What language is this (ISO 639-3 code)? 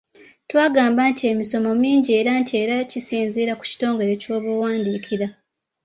lug